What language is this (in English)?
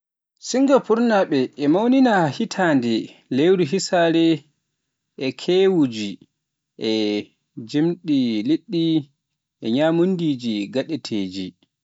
Pular